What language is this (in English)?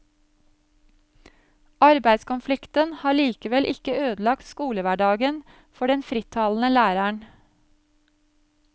Norwegian